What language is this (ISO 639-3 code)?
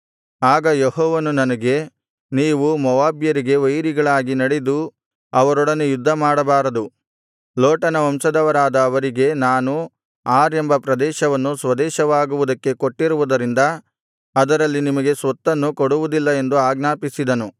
kan